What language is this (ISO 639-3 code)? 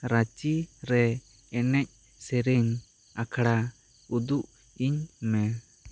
sat